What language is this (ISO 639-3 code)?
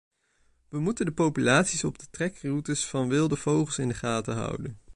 nld